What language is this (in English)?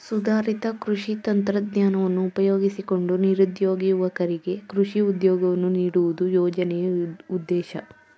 Kannada